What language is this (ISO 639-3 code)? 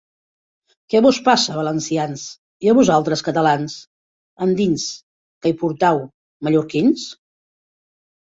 cat